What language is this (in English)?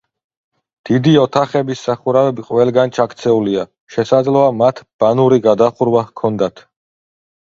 Georgian